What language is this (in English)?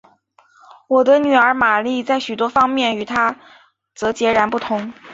Chinese